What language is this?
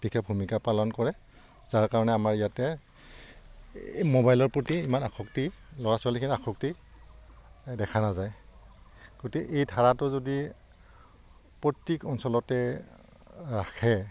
Assamese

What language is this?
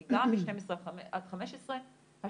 Hebrew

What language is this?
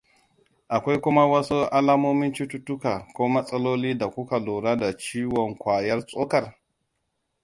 Hausa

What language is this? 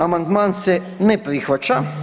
Croatian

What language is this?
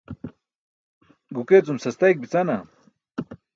Burushaski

